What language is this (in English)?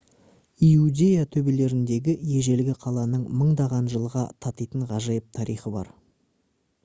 Kazakh